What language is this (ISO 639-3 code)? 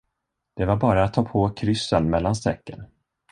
swe